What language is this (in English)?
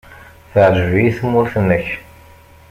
Kabyle